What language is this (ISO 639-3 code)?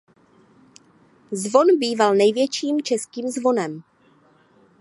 ces